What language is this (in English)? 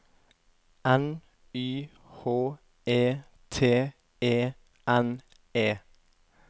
Norwegian